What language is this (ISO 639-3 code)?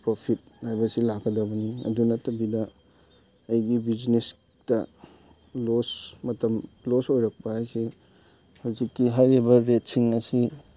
mni